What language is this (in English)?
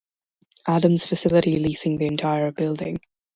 English